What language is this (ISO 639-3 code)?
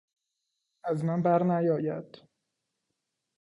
fas